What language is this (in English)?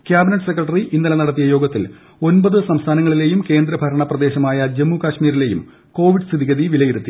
Malayalam